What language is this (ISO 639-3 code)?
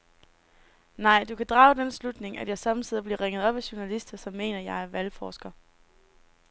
dan